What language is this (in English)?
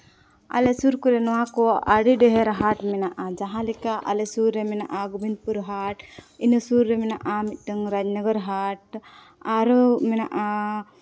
Santali